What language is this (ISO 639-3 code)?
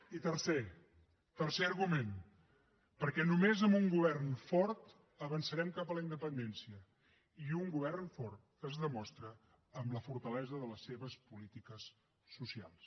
cat